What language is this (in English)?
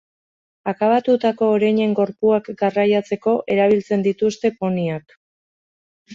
Basque